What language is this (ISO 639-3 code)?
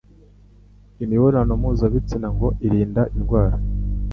kin